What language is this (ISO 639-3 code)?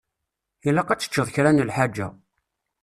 kab